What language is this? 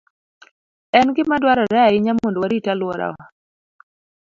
Luo (Kenya and Tanzania)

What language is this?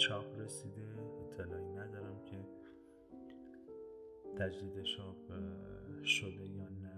Persian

